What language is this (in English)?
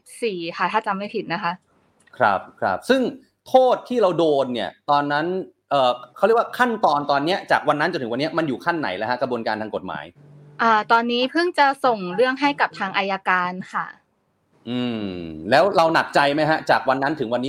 Thai